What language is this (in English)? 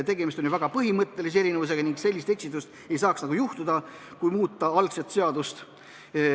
Estonian